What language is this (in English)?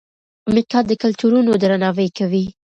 Pashto